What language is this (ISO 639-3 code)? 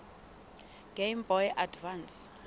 sot